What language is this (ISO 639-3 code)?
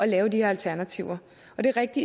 dan